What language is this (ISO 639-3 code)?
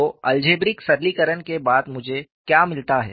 hin